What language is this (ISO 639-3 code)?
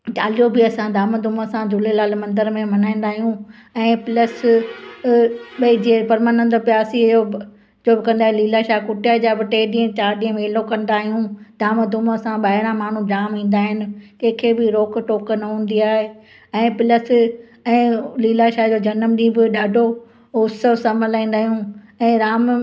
snd